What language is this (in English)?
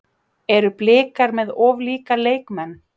Icelandic